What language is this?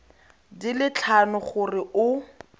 Tswana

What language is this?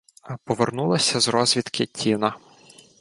Ukrainian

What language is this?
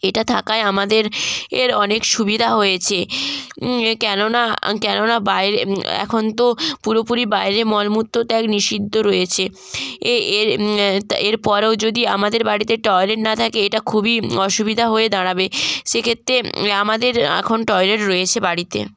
Bangla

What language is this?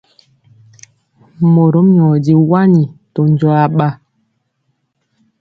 Mpiemo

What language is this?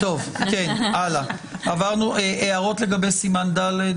Hebrew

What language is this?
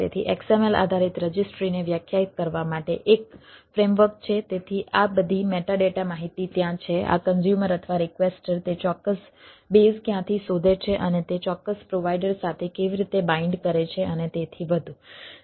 Gujarati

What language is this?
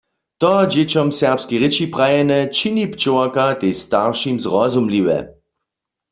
Upper Sorbian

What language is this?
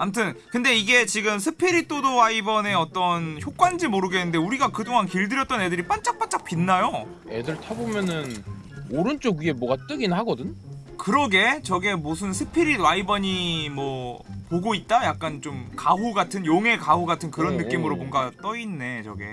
Korean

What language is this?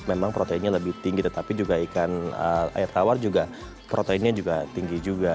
Indonesian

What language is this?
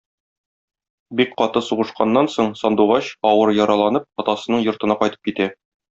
Tatar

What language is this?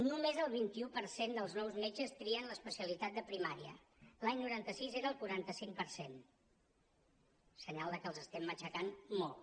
Catalan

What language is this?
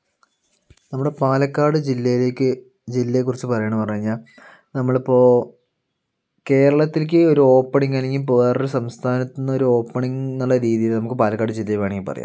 Malayalam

